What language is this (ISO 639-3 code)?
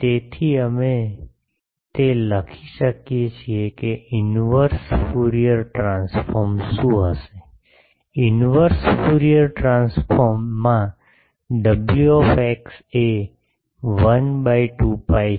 guj